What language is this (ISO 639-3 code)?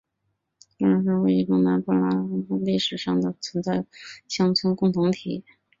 zho